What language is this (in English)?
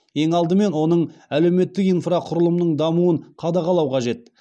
Kazakh